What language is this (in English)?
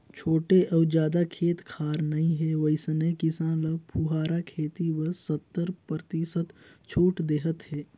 Chhattisgarhi